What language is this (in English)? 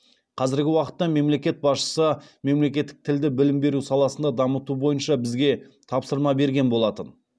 Kazakh